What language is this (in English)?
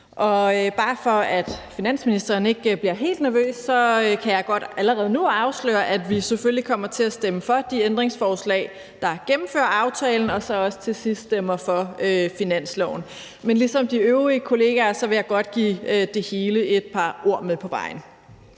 Danish